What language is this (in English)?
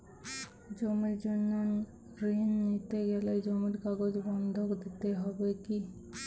Bangla